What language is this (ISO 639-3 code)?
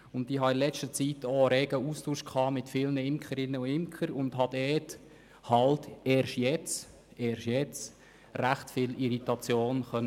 gsw